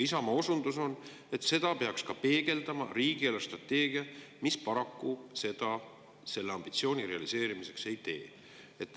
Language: Estonian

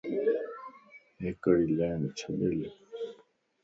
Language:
Lasi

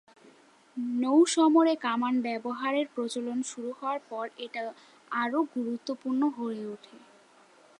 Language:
Bangla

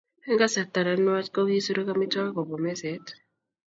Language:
Kalenjin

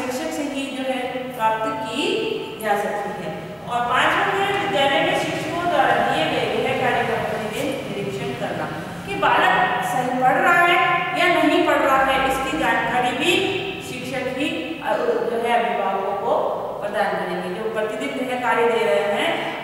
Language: Hindi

